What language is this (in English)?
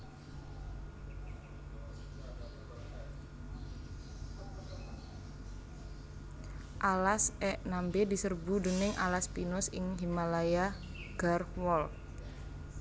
Javanese